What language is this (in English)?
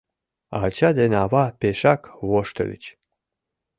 Mari